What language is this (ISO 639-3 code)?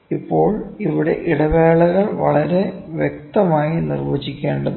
mal